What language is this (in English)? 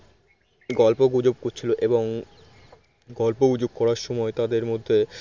Bangla